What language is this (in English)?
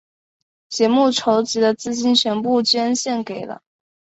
Chinese